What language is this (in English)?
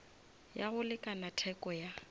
Northern Sotho